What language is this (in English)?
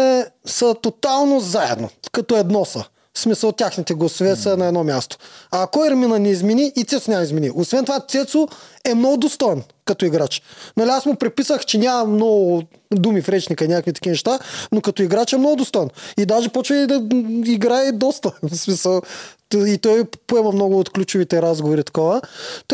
Bulgarian